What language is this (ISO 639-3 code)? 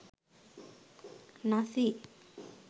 sin